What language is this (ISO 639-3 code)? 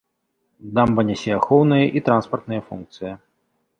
bel